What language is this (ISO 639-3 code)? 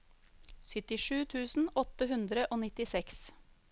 nor